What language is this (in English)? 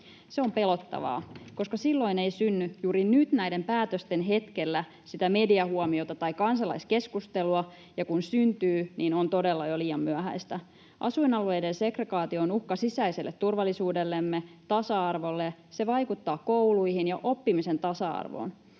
Finnish